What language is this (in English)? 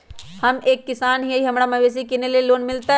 Magahi